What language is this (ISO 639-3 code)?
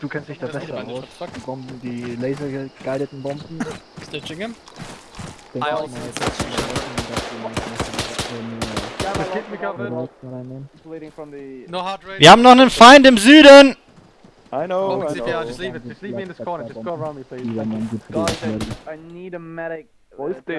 deu